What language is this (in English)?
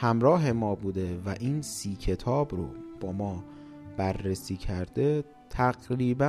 Persian